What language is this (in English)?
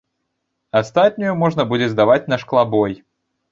Belarusian